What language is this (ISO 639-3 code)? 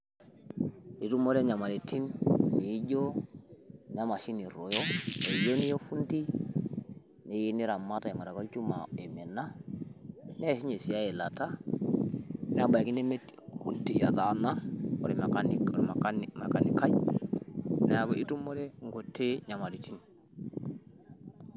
mas